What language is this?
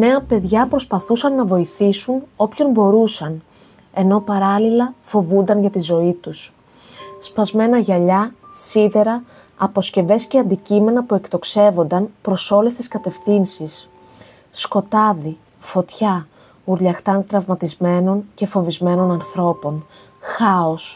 Greek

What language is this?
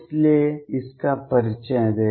Hindi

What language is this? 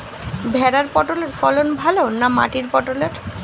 Bangla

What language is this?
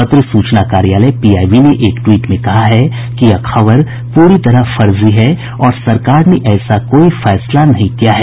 Hindi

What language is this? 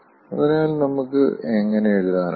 Malayalam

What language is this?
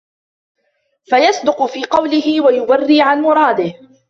Arabic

